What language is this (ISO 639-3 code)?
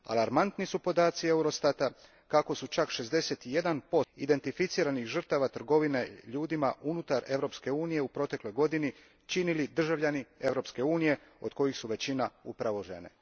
hrv